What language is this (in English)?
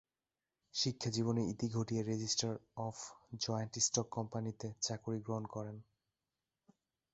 Bangla